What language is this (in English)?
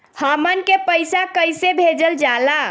Bhojpuri